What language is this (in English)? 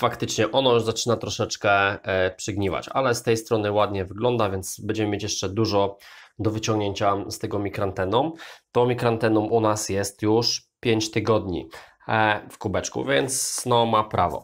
Polish